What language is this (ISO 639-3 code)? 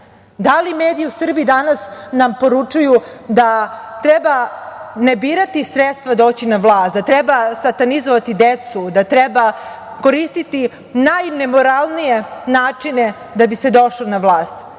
srp